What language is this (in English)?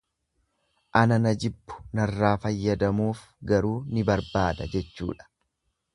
Oromo